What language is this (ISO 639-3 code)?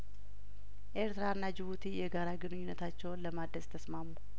amh